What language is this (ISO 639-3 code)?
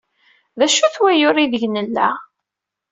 kab